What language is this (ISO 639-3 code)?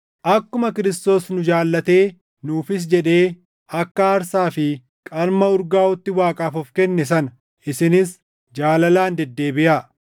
orm